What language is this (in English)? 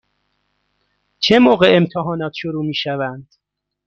Persian